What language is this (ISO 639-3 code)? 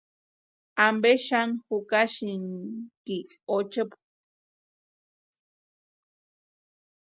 pua